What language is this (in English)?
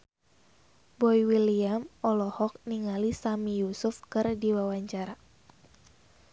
Sundanese